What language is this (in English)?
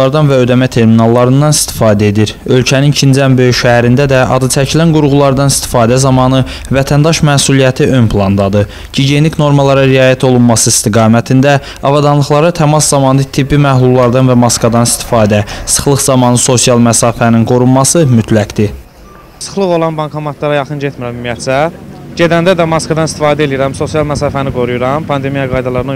Turkish